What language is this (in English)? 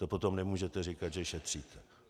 Czech